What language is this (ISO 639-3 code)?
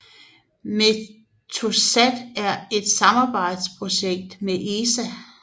dan